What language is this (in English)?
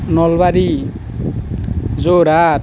Assamese